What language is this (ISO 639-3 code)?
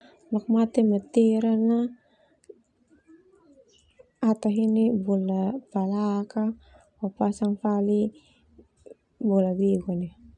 twu